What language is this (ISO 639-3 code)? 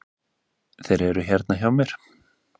isl